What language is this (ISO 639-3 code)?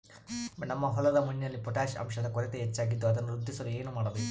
kan